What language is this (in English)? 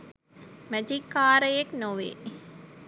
Sinhala